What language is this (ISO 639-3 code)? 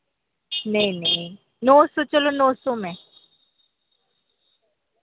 doi